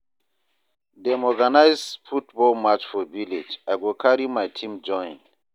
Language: Nigerian Pidgin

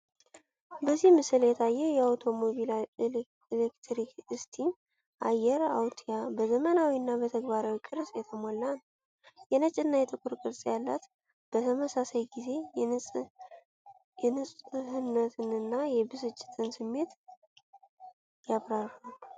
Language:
Amharic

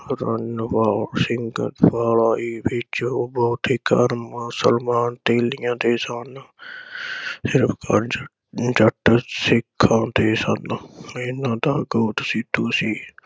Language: Punjabi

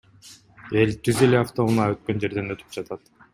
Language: Kyrgyz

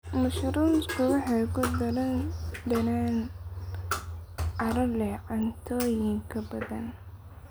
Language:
Somali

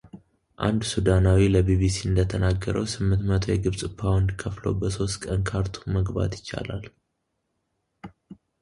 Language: Amharic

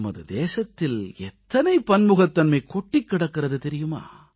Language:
Tamil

